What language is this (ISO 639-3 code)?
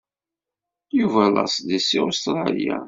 kab